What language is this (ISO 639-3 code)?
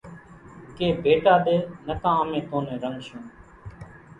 gjk